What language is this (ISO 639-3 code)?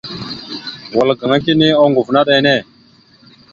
mxu